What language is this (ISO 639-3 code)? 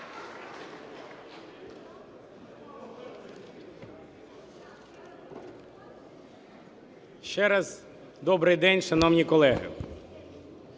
ukr